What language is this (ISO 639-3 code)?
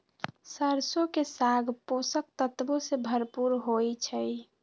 mag